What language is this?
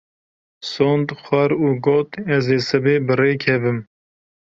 Kurdish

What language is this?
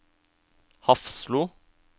Norwegian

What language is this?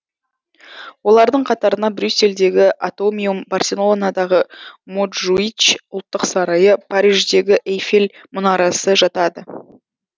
Kazakh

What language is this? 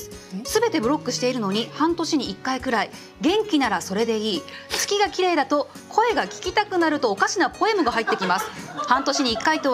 Japanese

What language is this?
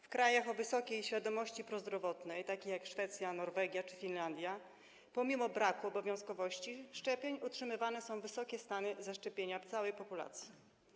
Polish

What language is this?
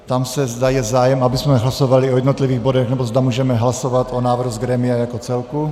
Czech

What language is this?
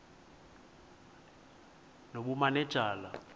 Xhosa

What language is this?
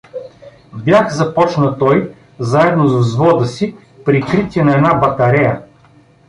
Bulgarian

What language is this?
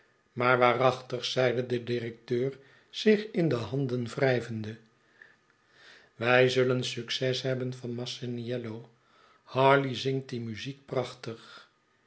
Dutch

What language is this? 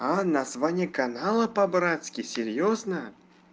Russian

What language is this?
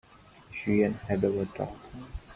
English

